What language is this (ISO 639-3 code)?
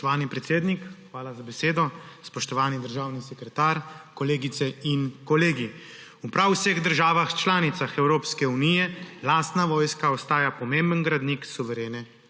slv